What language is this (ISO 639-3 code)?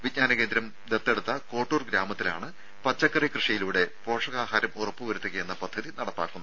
mal